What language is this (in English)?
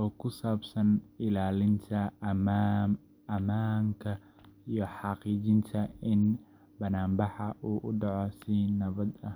Somali